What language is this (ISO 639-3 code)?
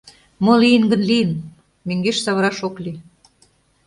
chm